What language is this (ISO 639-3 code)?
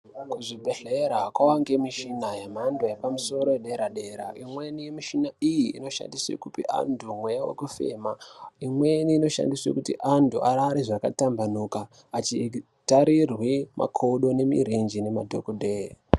ndc